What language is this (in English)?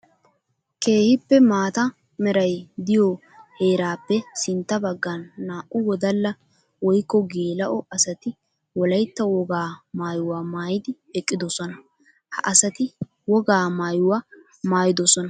Wolaytta